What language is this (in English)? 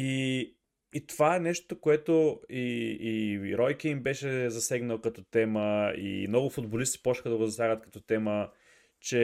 Bulgarian